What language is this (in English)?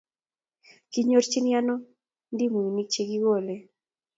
Kalenjin